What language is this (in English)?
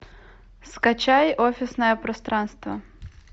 Russian